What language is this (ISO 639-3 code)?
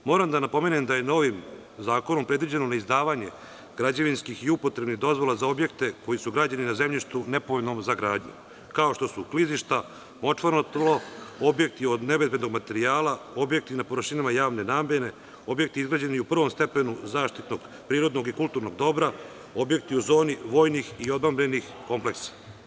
srp